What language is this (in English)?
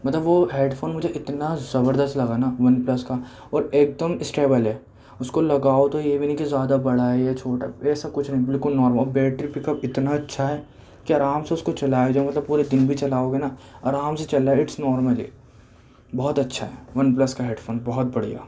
Urdu